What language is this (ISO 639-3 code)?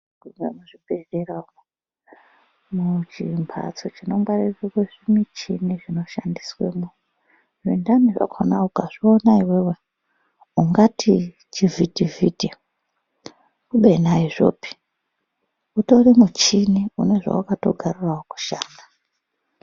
ndc